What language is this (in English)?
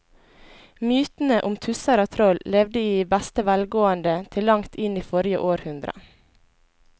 Norwegian